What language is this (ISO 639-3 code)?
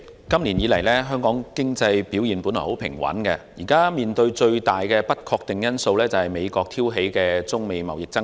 yue